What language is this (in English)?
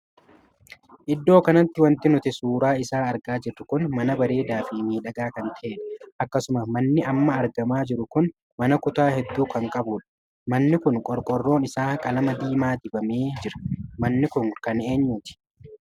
Oromo